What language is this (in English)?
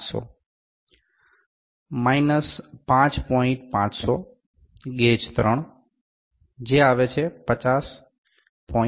Gujarati